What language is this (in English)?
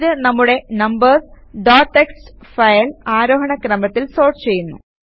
Malayalam